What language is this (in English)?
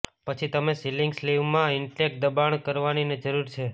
Gujarati